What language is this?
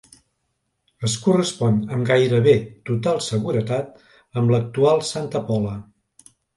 Catalan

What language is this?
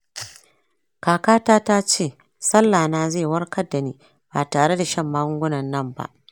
Hausa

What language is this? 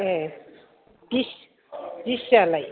Bodo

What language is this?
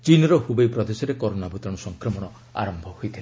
Odia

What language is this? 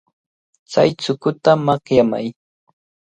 Cajatambo North Lima Quechua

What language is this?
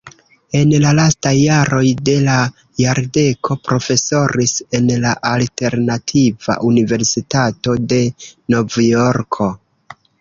Esperanto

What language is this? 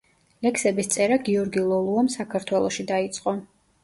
Georgian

